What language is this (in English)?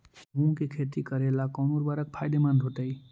Magahi